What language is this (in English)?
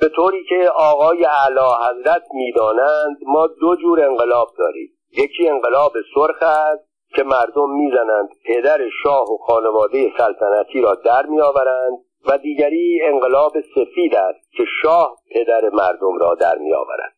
Persian